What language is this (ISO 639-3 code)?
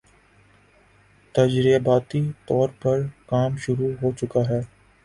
urd